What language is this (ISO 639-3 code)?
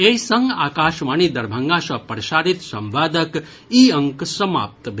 mai